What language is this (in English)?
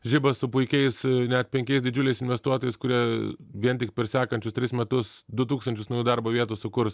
Lithuanian